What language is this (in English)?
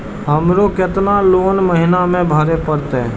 Maithili